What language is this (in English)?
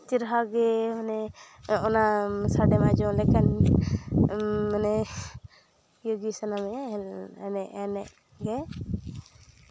Santali